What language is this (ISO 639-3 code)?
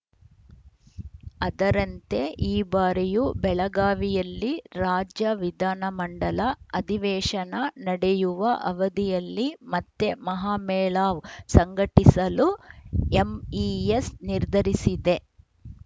kan